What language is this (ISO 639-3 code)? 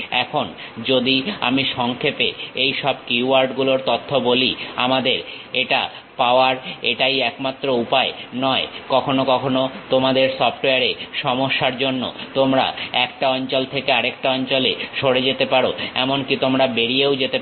ben